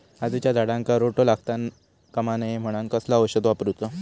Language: Marathi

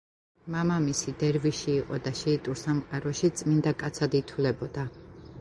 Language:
Georgian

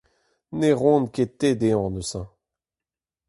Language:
Breton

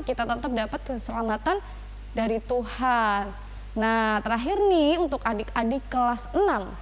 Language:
Indonesian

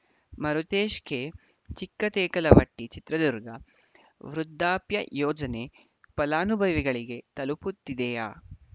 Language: Kannada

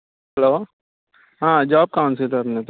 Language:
Konkani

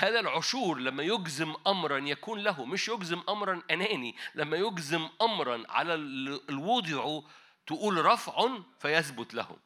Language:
Arabic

